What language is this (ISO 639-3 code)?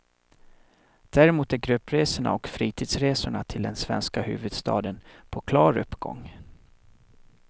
swe